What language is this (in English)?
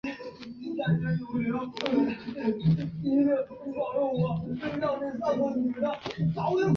Chinese